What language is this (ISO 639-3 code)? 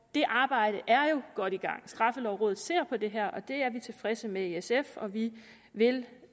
dan